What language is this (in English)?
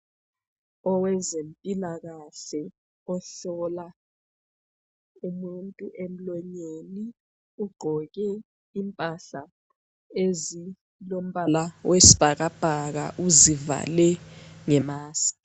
North Ndebele